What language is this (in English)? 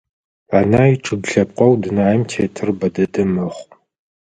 Adyghe